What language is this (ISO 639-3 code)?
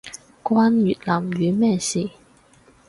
yue